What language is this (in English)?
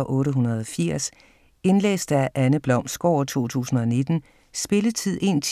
Danish